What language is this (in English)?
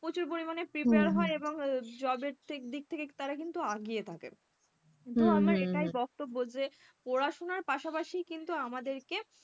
Bangla